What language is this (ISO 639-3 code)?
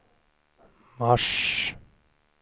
swe